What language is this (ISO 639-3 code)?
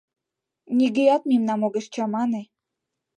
chm